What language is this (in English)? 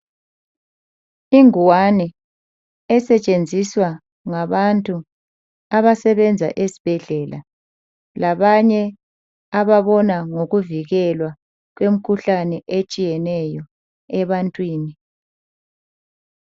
North Ndebele